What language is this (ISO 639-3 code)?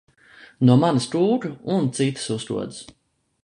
lav